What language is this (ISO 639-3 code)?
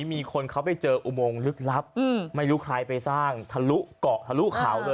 tha